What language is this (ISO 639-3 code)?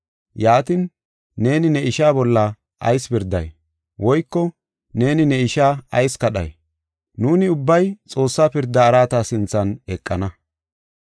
gof